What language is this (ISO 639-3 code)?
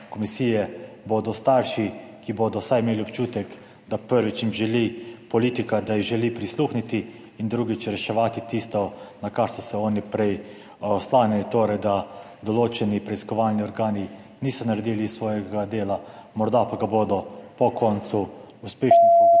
slv